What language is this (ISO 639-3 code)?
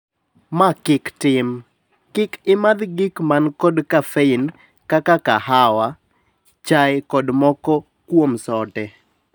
luo